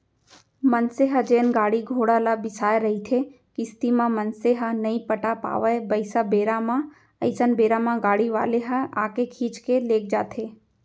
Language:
Chhattisgarhi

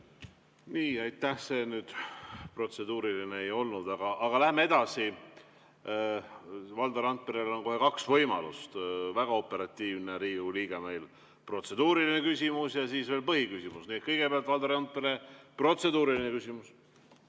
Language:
Estonian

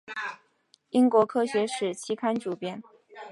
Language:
Chinese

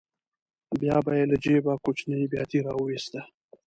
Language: Pashto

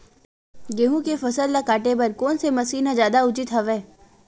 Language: Chhattisgarhi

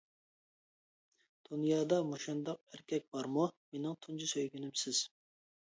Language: Uyghur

